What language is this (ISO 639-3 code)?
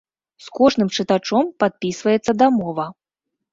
bel